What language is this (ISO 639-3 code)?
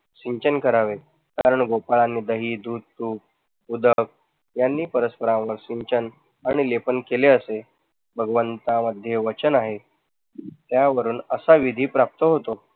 mar